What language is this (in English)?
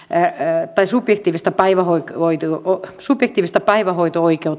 Finnish